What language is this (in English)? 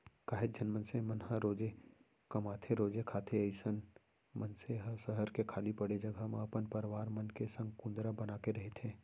Chhattisgarhi